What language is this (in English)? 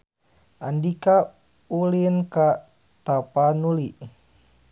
Sundanese